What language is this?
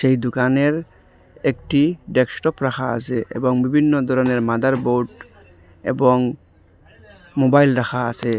Bangla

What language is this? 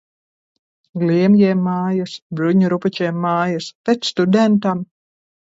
Latvian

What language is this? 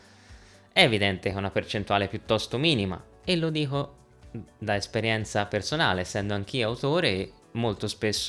Italian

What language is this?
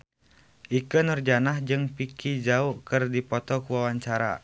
Sundanese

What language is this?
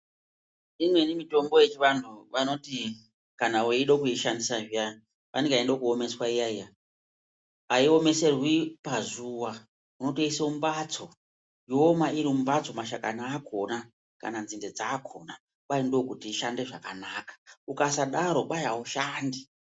Ndau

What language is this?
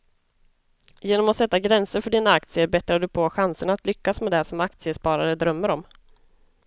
Swedish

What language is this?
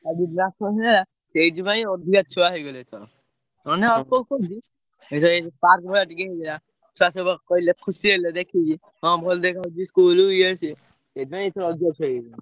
Odia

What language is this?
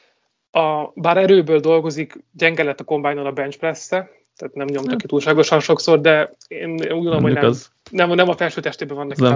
Hungarian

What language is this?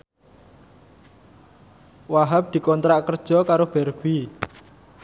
Javanese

